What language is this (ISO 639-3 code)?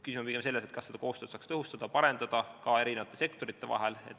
est